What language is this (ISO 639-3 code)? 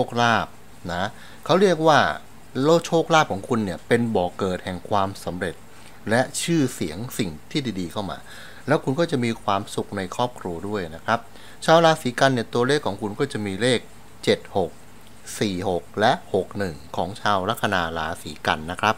tha